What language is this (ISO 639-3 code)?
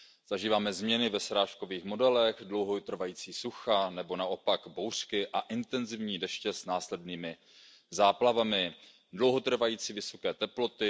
ces